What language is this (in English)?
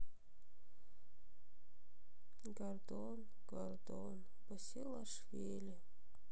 Russian